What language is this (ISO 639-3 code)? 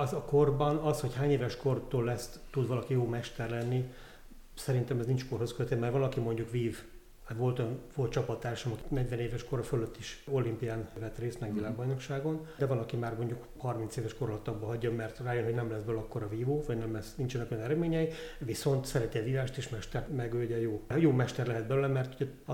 hun